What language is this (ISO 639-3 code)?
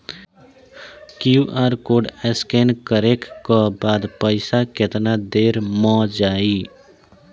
bho